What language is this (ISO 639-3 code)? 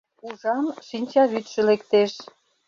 chm